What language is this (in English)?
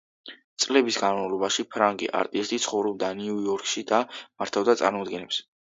Georgian